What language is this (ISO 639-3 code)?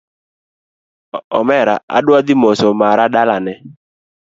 luo